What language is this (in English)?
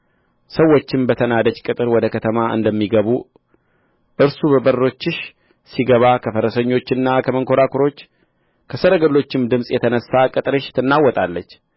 Amharic